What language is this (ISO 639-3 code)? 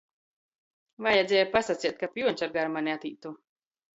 ltg